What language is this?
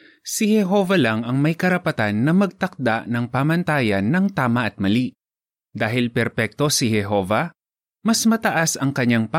Filipino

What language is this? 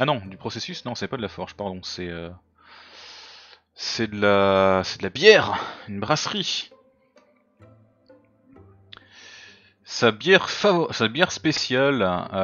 French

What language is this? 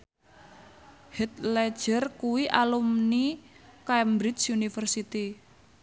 Javanese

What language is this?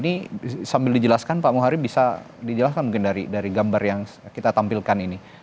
Indonesian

